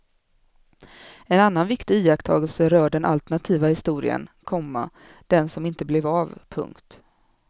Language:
Swedish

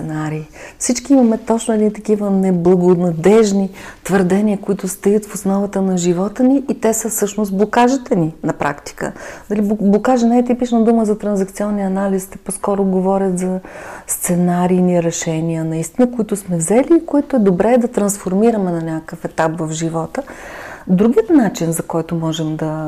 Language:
Bulgarian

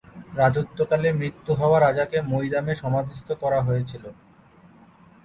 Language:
Bangla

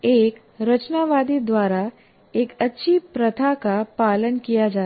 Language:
Hindi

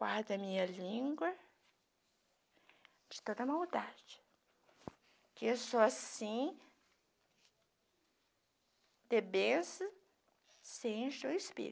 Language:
Portuguese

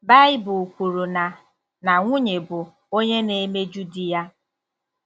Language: Igbo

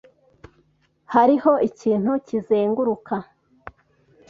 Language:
Kinyarwanda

